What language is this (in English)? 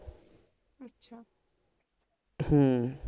Punjabi